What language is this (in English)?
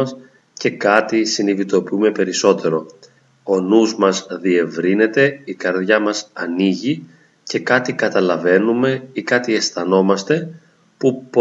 Greek